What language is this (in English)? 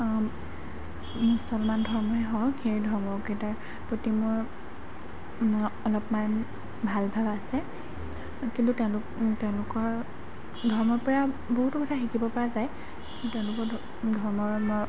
Assamese